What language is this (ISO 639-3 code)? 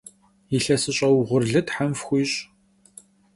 kbd